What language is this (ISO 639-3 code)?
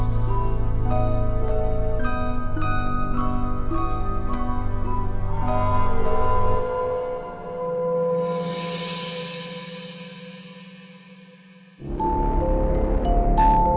ind